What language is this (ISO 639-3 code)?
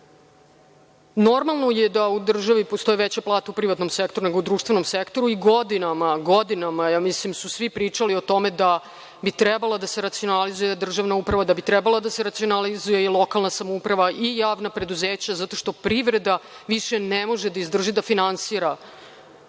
srp